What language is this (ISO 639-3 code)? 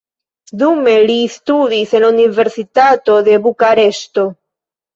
epo